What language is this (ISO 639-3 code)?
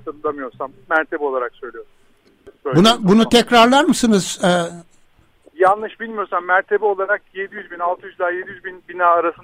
tur